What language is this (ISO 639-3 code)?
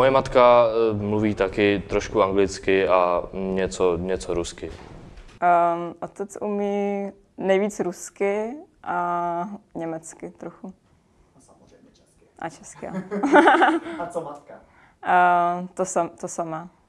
ces